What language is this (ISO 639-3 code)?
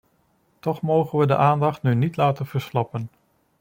nld